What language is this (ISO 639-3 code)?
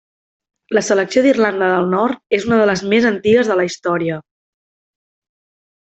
cat